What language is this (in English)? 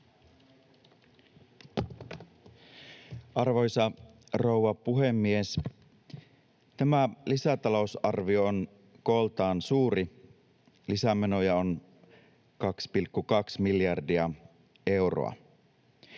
Finnish